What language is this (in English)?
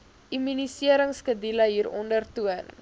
Afrikaans